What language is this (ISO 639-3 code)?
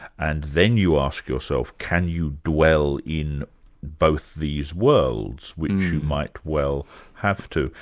eng